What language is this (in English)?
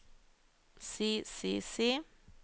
Norwegian